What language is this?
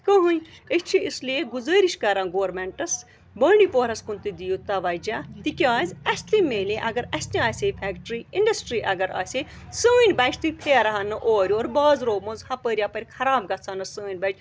Kashmiri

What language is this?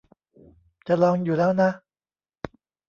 Thai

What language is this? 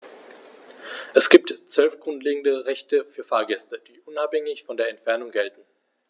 German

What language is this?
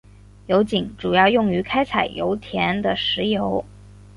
Chinese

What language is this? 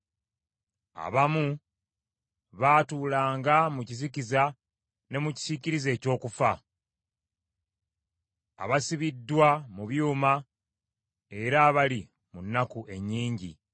Ganda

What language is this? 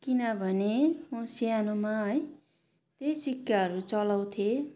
Nepali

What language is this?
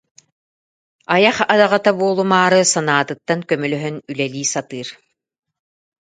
Yakut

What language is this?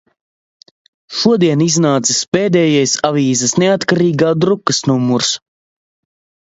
Latvian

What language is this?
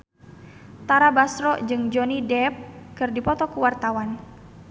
Sundanese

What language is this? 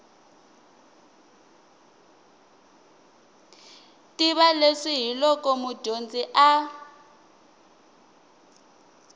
Tsonga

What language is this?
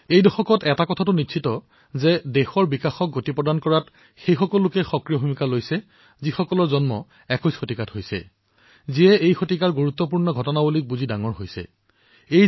Assamese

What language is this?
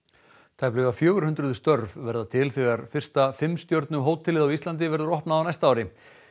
Icelandic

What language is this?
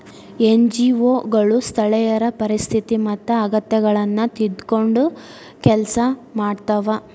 Kannada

